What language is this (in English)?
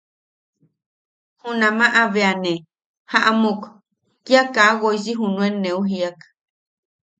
Yaqui